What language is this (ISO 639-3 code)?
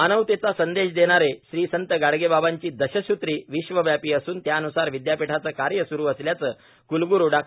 mar